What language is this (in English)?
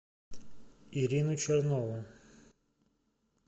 Russian